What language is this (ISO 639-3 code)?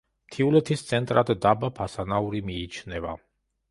kat